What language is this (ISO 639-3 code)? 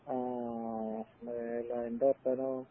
mal